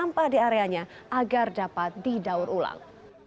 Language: Indonesian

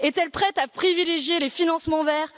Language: French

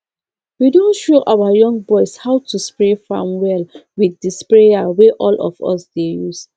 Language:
Nigerian Pidgin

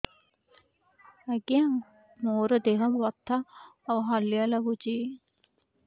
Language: Odia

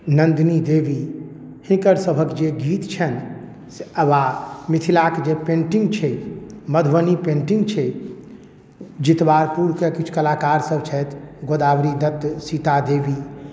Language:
Maithili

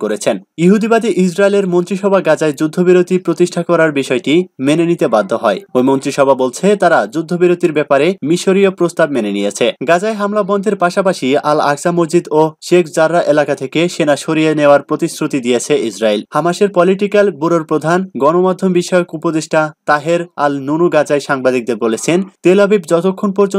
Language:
Turkish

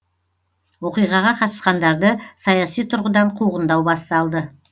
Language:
Kazakh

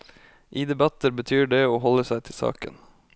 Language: Norwegian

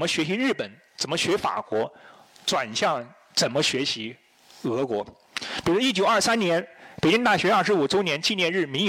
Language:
Chinese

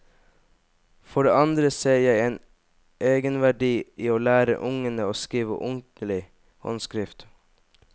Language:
Norwegian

